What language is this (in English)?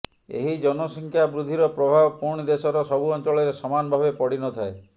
Odia